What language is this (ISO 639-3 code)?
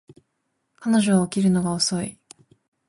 jpn